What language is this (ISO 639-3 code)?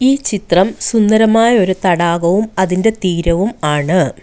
mal